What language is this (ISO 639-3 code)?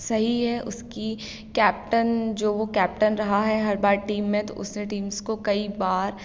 hin